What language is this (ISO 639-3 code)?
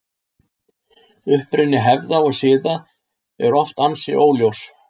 isl